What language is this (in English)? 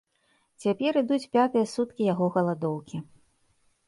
Belarusian